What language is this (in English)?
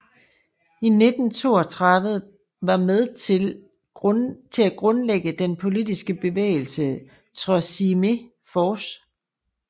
Danish